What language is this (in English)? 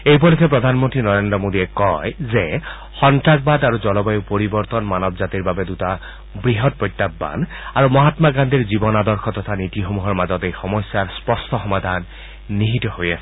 Assamese